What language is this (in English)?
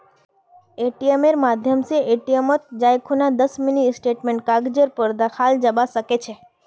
Magahi